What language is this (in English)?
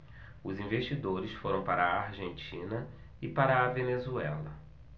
Portuguese